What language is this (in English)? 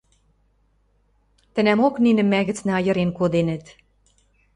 Western Mari